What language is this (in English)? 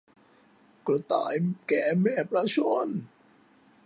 Thai